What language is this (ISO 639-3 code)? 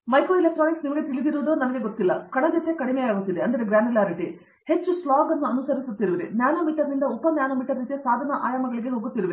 kan